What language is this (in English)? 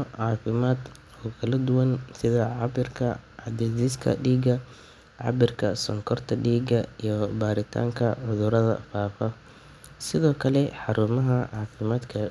Somali